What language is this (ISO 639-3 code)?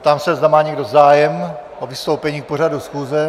ces